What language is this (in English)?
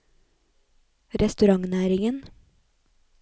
Norwegian